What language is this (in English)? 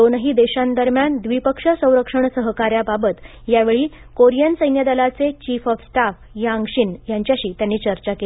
Marathi